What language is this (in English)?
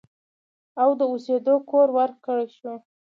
Pashto